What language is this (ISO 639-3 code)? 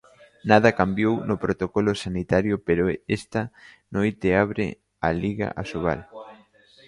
glg